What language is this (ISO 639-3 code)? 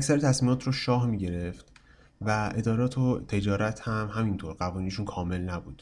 fas